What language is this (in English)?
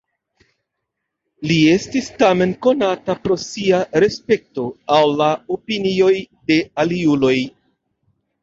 Esperanto